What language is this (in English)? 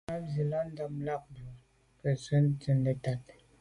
Medumba